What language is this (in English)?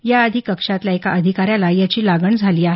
Marathi